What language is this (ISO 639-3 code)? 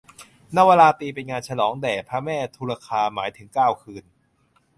tha